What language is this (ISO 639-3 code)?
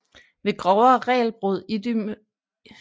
dan